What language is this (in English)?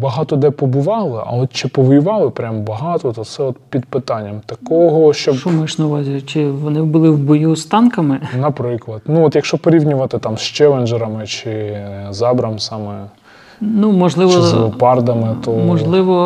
Ukrainian